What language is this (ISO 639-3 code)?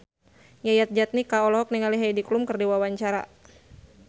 sun